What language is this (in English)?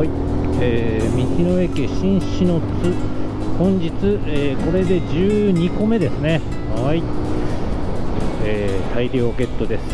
Japanese